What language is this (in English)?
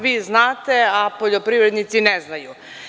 Serbian